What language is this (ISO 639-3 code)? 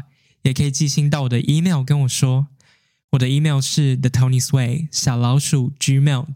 zho